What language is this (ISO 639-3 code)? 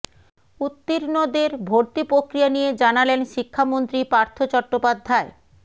ben